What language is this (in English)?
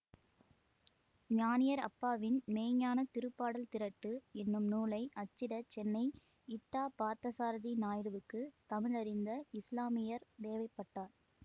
Tamil